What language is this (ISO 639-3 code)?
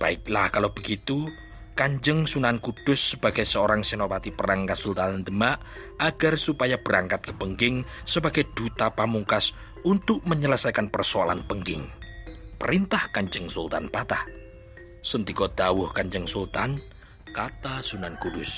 ind